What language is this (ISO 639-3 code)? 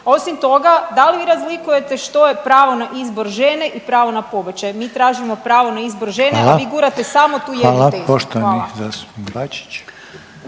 hrv